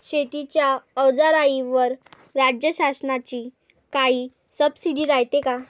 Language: Marathi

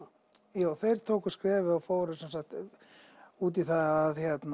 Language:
Icelandic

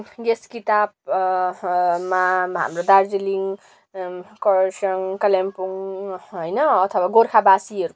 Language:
Nepali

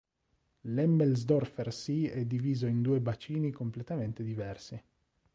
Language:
Italian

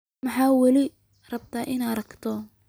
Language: Somali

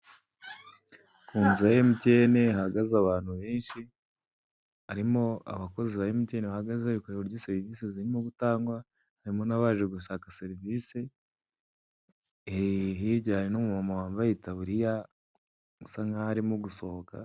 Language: Kinyarwanda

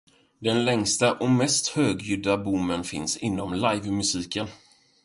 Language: Swedish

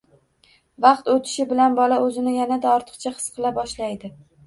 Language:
Uzbek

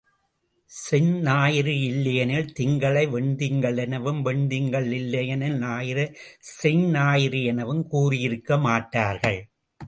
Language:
Tamil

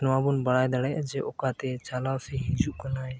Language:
Santali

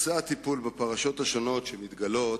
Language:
Hebrew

